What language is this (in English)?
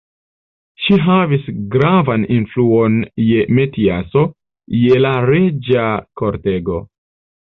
Esperanto